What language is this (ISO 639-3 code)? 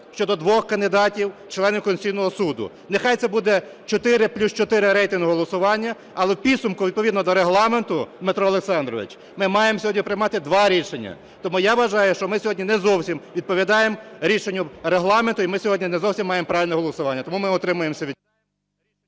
ukr